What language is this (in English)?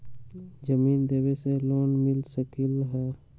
Magahi